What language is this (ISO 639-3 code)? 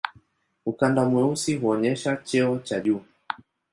swa